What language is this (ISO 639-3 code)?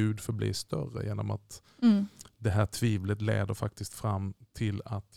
swe